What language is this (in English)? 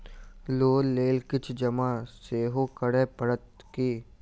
Maithili